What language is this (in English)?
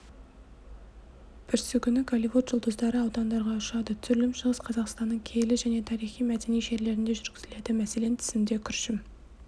Kazakh